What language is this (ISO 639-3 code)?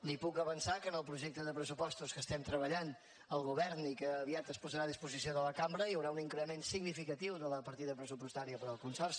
cat